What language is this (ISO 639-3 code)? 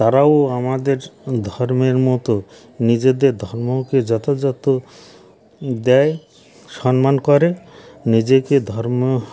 ben